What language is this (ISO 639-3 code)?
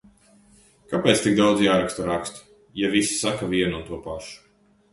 lav